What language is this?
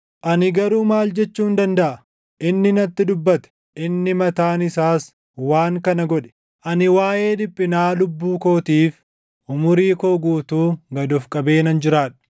Oromo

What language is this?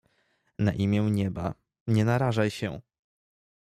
Polish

